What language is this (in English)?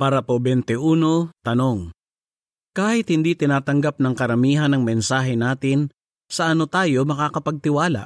Filipino